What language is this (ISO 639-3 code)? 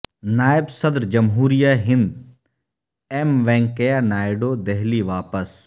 urd